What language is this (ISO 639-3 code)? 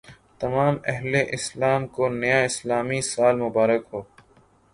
urd